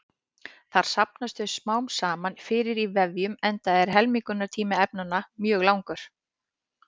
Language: Icelandic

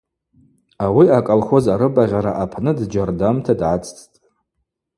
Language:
Abaza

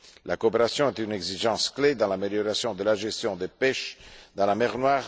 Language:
French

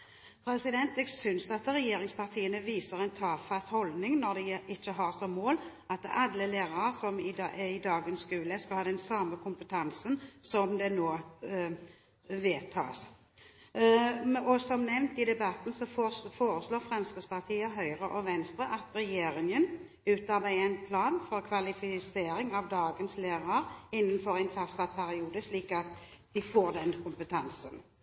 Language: Norwegian Bokmål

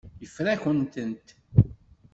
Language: Kabyle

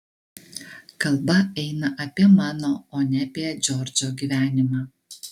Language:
Lithuanian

